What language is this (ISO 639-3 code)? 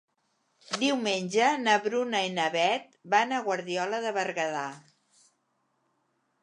cat